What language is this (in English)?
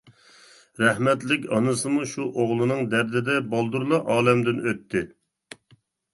Uyghur